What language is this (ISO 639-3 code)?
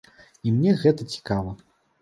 bel